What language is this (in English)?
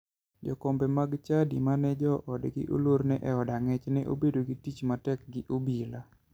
Luo (Kenya and Tanzania)